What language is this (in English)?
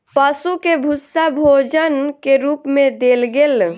Maithili